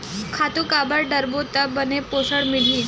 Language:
Chhattisgarhi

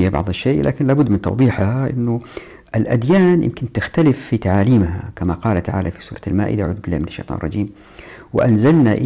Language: Arabic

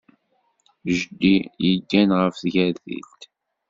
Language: Kabyle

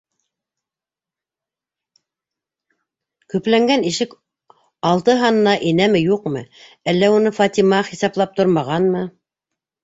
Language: Bashkir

